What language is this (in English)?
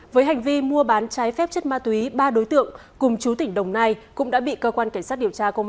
Vietnamese